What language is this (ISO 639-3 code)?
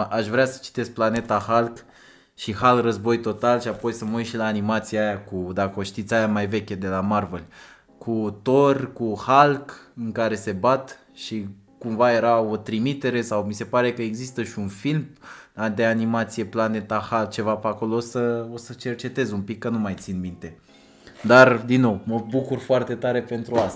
ron